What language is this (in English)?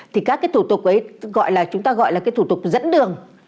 Vietnamese